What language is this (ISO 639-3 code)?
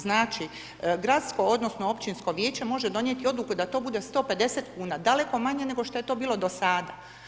hrv